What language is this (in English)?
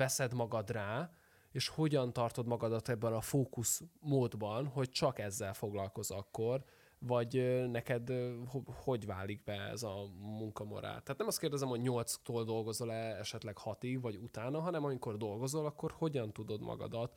Hungarian